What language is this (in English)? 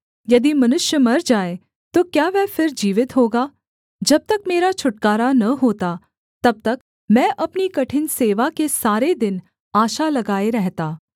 Hindi